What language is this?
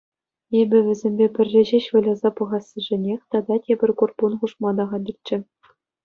Chuvash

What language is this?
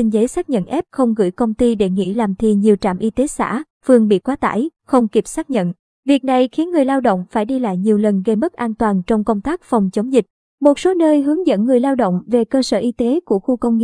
Vietnamese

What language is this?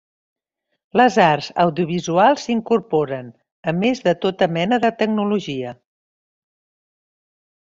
Catalan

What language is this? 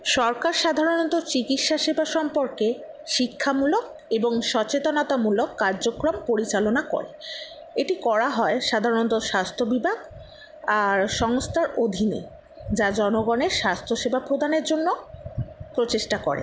Bangla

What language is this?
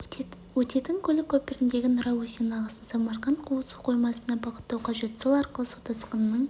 Kazakh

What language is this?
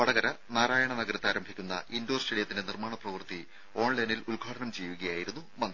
Malayalam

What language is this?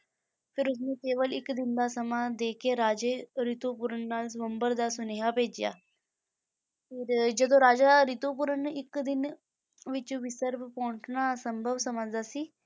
Punjabi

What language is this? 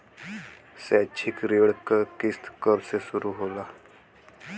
Bhojpuri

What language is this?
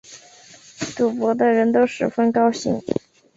Chinese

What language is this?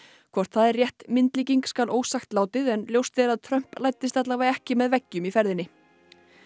Icelandic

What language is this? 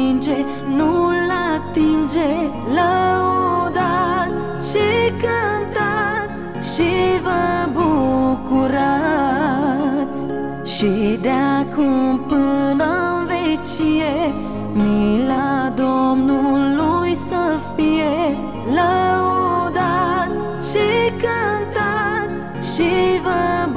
Romanian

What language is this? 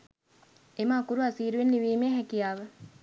Sinhala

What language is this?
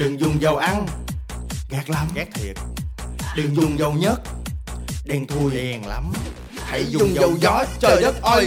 Vietnamese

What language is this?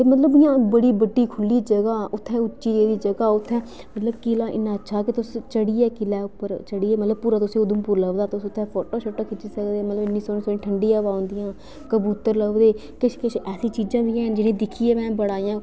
Dogri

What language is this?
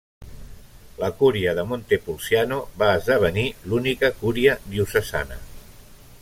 Catalan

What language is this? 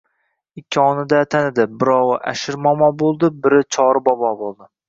Uzbek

